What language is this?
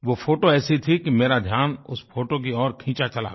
Hindi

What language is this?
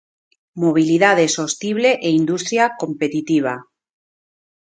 Galician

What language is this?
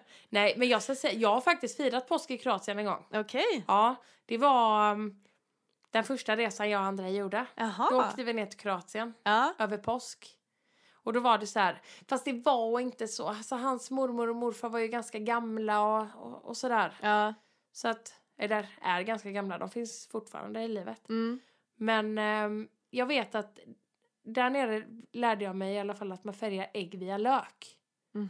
Swedish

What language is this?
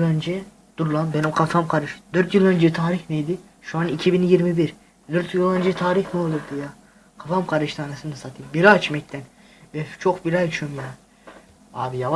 Turkish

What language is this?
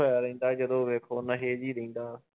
Punjabi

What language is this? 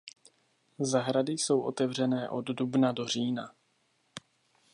Czech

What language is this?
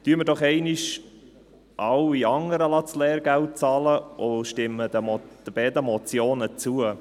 Swiss German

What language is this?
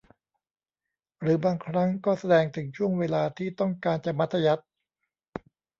Thai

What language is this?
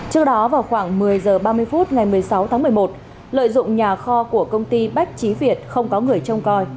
Vietnamese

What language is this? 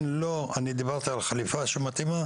Hebrew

